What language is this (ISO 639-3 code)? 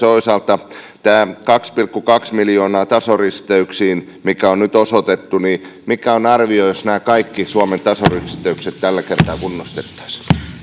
fin